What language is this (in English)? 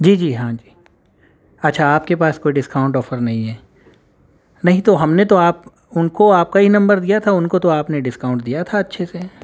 Urdu